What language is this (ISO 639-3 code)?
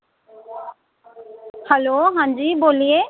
doi